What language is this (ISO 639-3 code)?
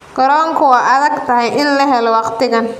som